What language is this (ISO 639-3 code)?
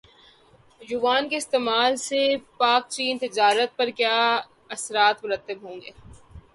urd